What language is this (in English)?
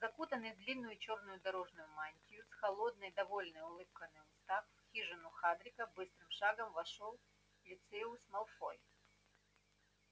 Russian